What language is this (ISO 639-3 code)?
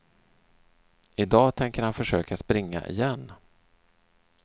swe